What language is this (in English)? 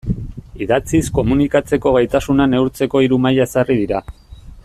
Basque